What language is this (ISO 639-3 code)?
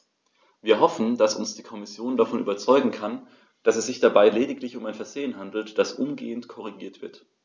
deu